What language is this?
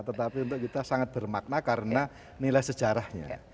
Indonesian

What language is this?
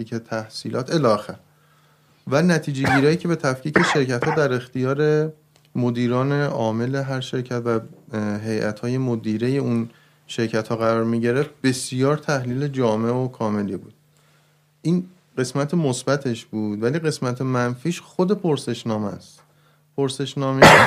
Persian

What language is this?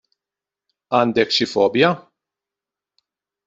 Maltese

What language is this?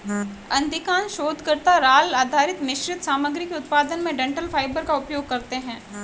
Hindi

